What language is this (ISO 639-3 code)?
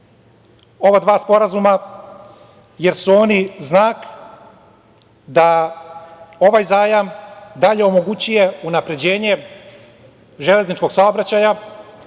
srp